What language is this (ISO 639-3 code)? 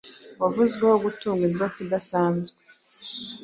kin